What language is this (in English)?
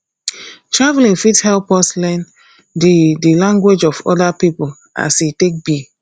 Nigerian Pidgin